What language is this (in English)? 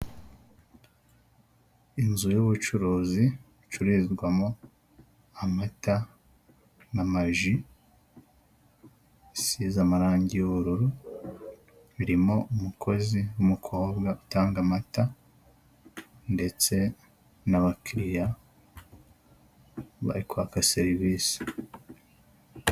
Kinyarwanda